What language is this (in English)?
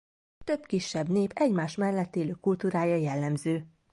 Hungarian